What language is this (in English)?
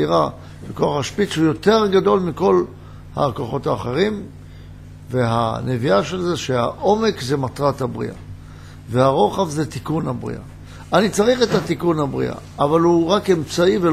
Hebrew